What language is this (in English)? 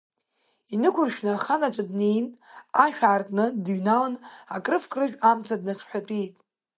Abkhazian